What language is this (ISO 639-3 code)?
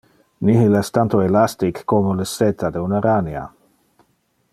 ina